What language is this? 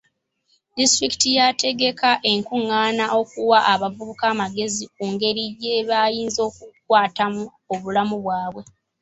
Ganda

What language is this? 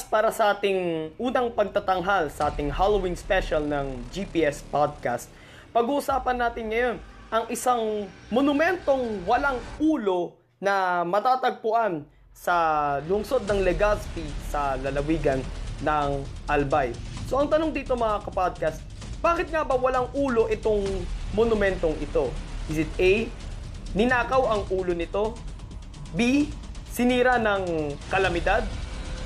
Filipino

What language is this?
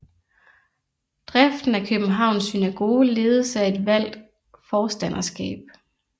Danish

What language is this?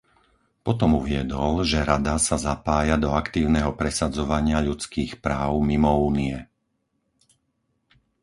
Slovak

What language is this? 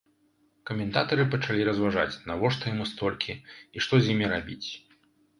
Belarusian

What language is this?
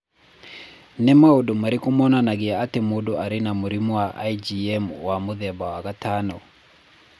Kikuyu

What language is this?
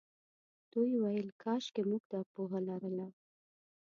Pashto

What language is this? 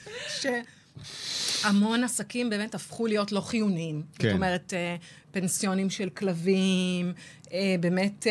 Hebrew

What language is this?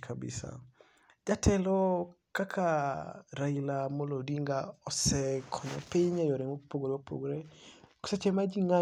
Luo (Kenya and Tanzania)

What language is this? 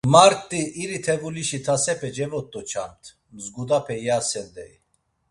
Laz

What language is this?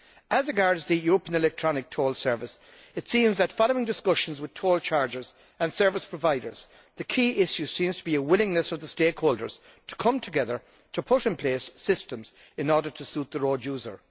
English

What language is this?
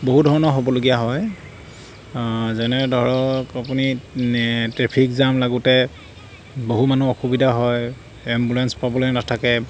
Assamese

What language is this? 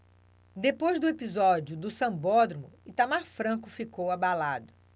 Portuguese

